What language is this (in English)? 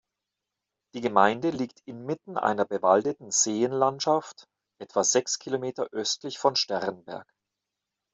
German